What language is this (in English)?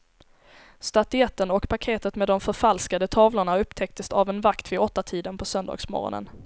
Swedish